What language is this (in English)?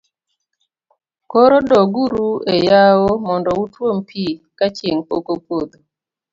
Luo (Kenya and Tanzania)